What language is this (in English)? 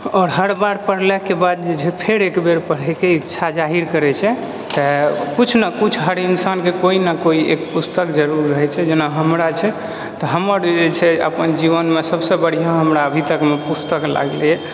Maithili